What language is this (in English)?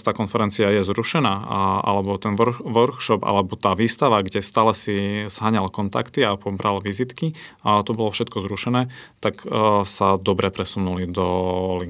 Slovak